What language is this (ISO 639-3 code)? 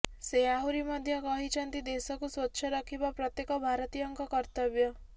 ori